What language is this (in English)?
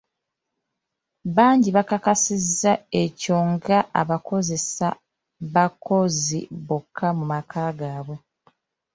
Ganda